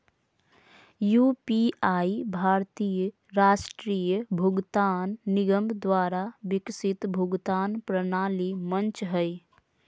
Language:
Magahi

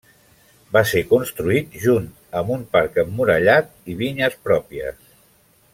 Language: Catalan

